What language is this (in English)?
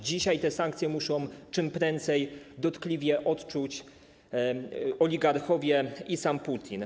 Polish